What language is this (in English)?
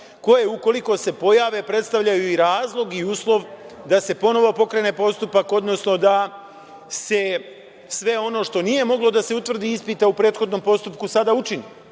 Serbian